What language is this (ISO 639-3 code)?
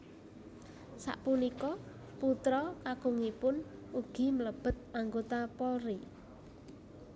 jav